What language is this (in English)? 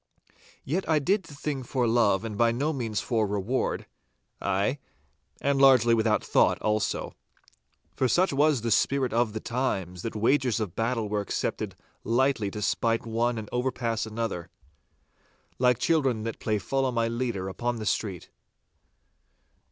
English